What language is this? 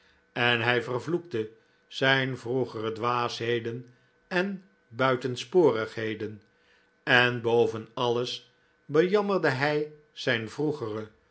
Dutch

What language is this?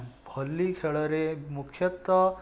Odia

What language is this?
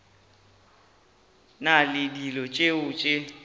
Northern Sotho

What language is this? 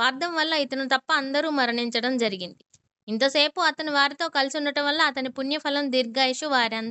Telugu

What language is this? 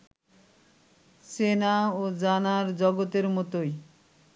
Bangla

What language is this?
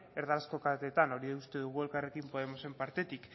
Basque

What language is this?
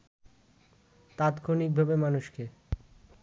Bangla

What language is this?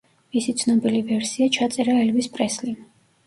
Georgian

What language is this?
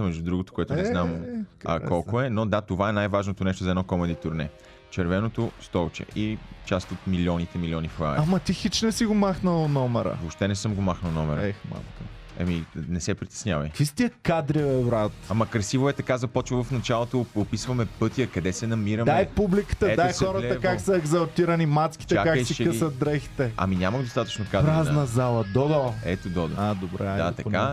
Bulgarian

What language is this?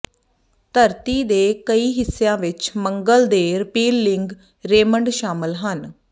Punjabi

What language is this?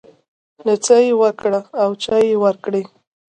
Pashto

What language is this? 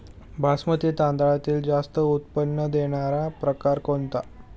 Marathi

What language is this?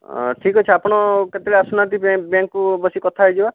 Odia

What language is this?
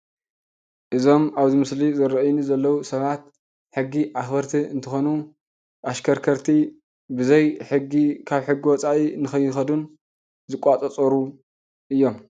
Tigrinya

